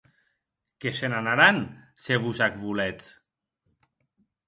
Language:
Occitan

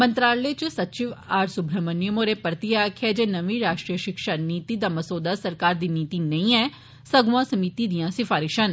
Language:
Dogri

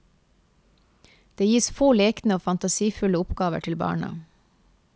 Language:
Norwegian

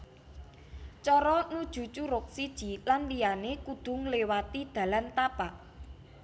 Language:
Javanese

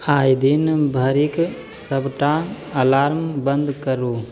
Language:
Maithili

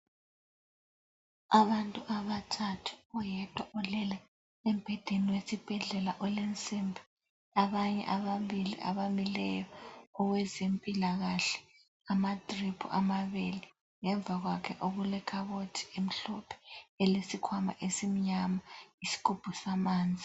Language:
North Ndebele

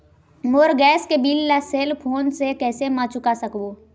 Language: Chhattisgarhi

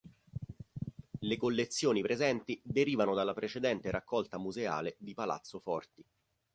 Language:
Italian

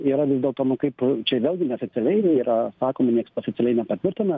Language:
Lithuanian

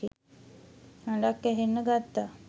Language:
Sinhala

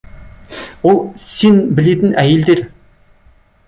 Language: Kazakh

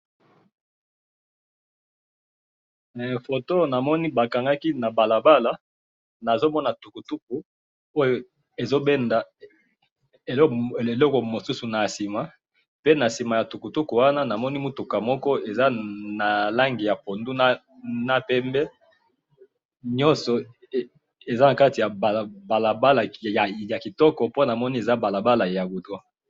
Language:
Lingala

